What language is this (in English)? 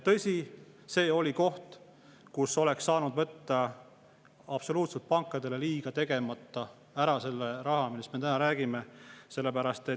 Estonian